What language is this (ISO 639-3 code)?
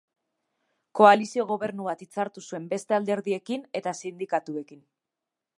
eus